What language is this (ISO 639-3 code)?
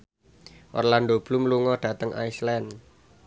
jav